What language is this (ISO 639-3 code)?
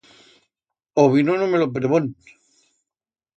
arg